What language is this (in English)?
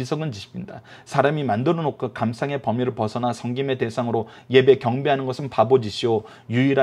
Korean